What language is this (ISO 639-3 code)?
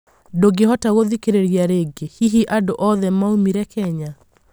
kik